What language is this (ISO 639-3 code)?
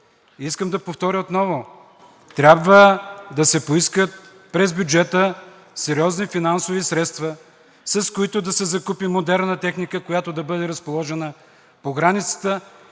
bul